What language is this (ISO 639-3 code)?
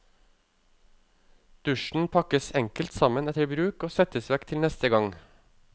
nor